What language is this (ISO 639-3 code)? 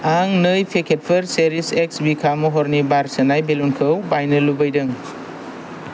brx